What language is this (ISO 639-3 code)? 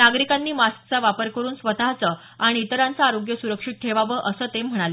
mar